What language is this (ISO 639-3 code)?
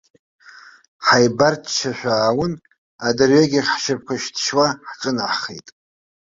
abk